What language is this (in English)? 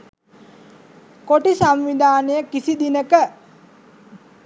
Sinhala